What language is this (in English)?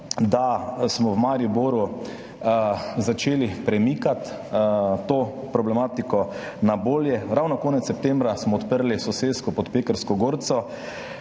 Slovenian